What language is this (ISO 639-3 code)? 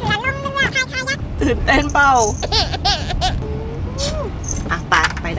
tha